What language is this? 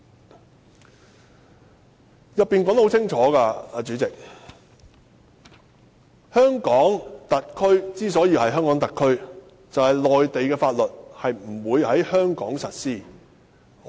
Cantonese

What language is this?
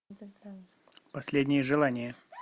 Russian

